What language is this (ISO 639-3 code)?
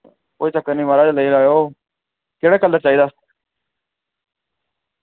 doi